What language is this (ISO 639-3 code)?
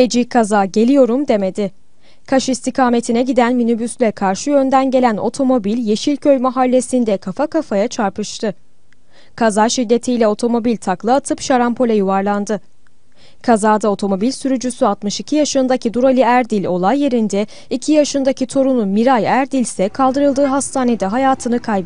tur